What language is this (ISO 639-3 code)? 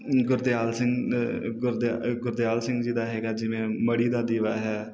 pan